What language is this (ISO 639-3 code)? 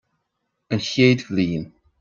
gle